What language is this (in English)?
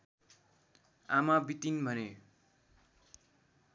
Nepali